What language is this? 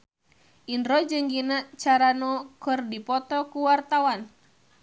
Sundanese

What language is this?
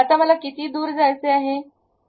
Marathi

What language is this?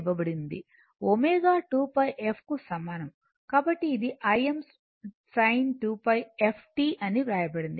Telugu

